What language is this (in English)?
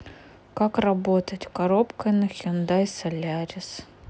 Russian